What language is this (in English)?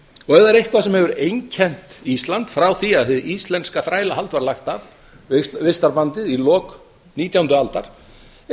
Icelandic